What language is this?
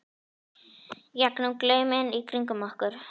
Icelandic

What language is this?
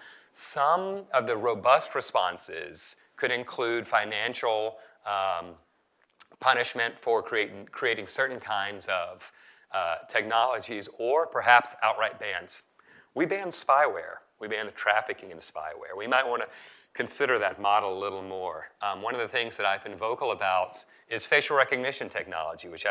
English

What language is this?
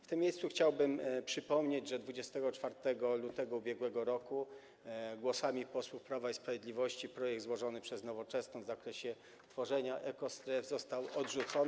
Polish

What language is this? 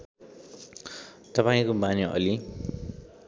Nepali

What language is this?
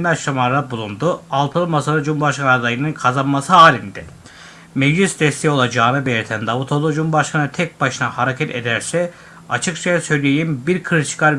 Turkish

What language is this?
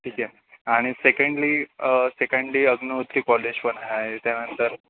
Marathi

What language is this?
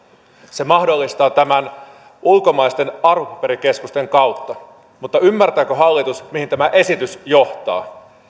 Finnish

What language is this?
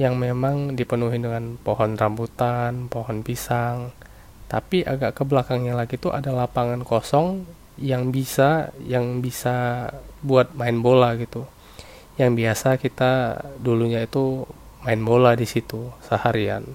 Indonesian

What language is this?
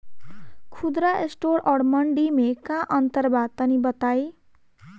Bhojpuri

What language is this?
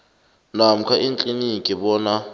South Ndebele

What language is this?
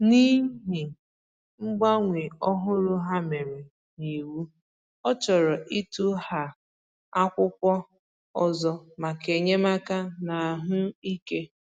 Igbo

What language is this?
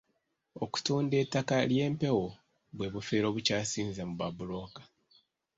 Ganda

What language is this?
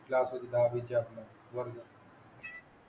Marathi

